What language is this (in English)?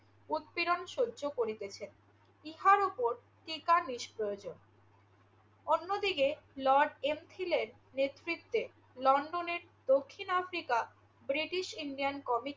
Bangla